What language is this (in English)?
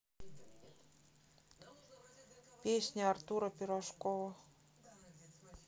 Russian